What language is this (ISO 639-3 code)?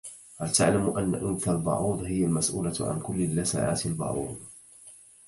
ara